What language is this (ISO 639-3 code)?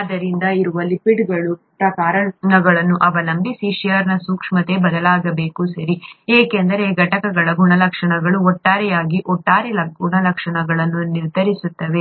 kan